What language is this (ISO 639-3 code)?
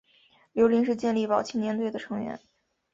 zho